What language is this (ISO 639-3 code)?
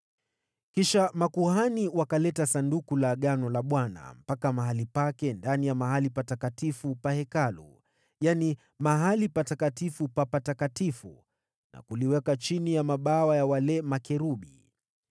swa